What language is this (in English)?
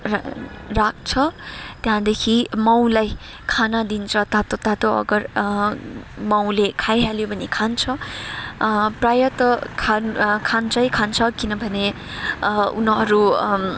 Nepali